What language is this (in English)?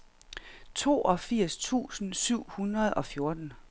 Danish